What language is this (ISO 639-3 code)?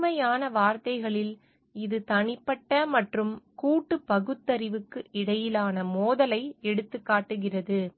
tam